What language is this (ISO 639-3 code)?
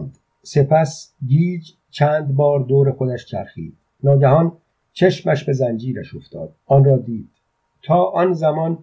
fas